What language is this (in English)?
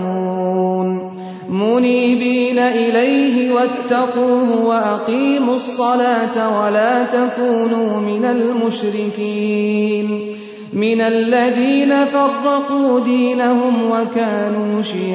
Urdu